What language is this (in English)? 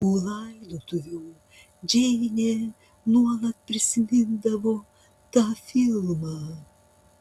Lithuanian